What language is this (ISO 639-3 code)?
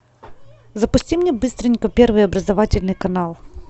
rus